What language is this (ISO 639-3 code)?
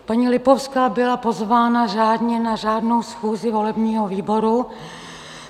ces